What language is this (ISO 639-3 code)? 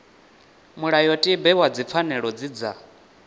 ven